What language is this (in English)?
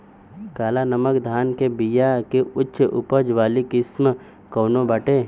Bhojpuri